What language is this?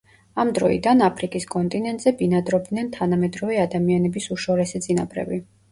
Georgian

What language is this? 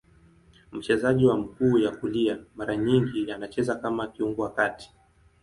Swahili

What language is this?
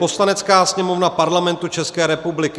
Czech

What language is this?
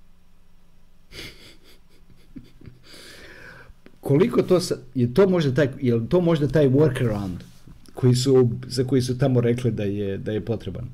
Croatian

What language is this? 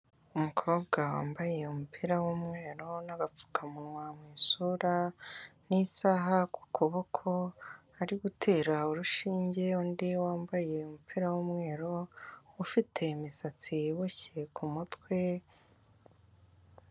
Kinyarwanda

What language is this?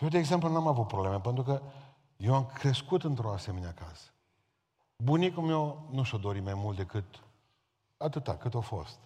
Romanian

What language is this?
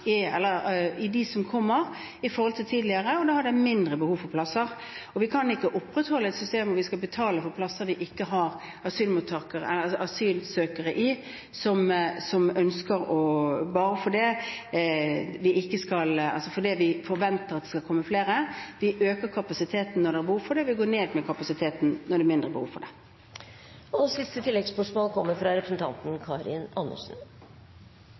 Norwegian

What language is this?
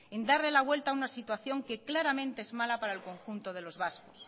Spanish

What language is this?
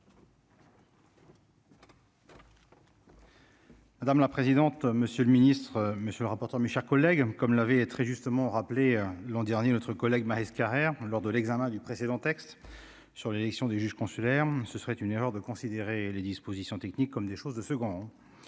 French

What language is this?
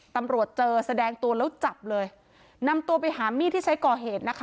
Thai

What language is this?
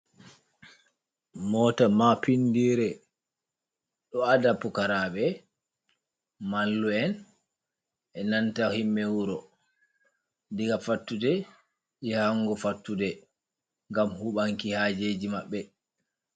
Fula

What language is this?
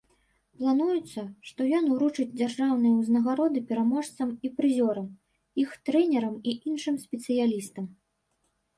Belarusian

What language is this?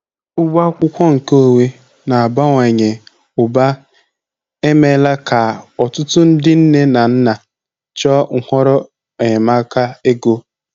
Igbo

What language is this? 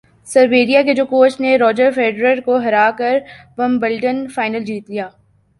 Urdu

